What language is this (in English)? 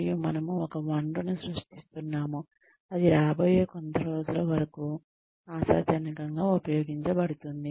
Telugu